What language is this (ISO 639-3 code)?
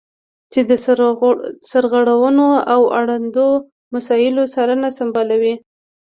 pus